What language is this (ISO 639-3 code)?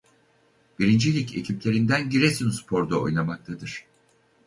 tur